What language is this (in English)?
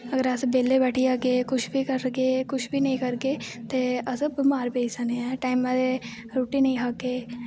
Dogri